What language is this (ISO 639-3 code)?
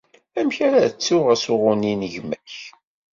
kab